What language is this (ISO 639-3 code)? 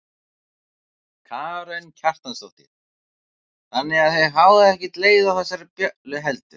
isl